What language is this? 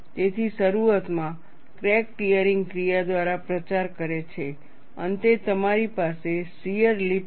Gujarati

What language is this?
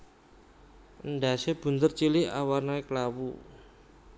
Javanese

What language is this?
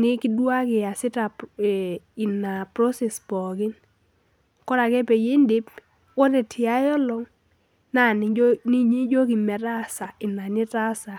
Masai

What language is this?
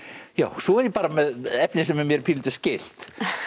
Icelandic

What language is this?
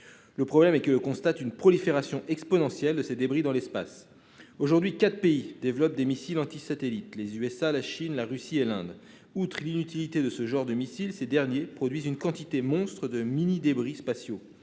French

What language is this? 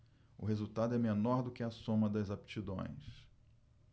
Portuguese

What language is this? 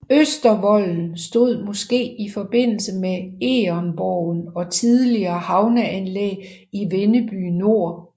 Danish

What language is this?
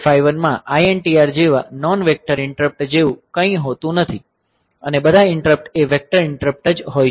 Gujarati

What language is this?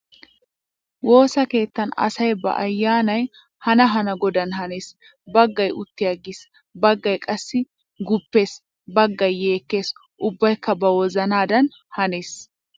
Wolaytta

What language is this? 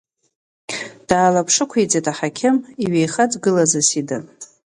Abkhazian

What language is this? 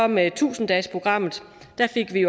Danish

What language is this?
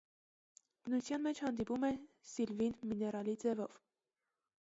Armenian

